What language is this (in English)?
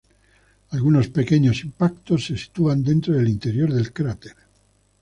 Spanish